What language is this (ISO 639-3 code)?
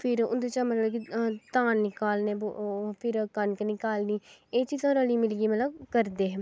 doi